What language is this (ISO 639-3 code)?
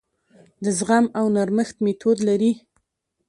pus